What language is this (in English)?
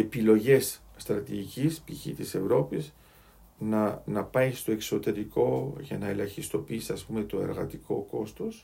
Greek